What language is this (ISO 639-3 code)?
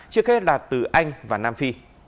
vie